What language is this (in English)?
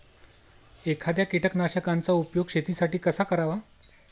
Marathi